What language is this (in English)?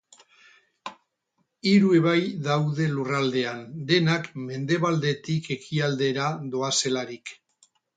Basque